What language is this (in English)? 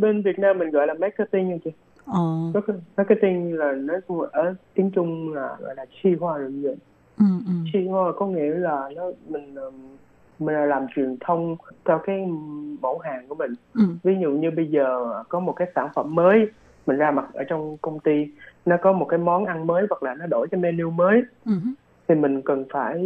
Vietnamese